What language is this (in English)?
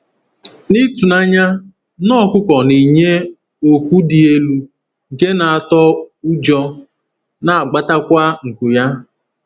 Igbo